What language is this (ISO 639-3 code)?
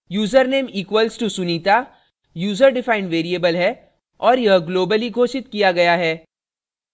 hin